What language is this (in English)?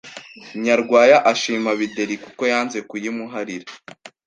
Kinyarwanda